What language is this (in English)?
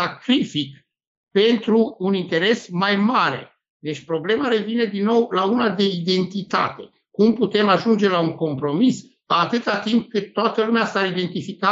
Romanian